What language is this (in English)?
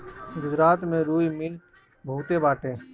Bhojpuri